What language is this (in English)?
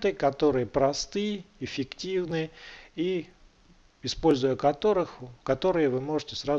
Russian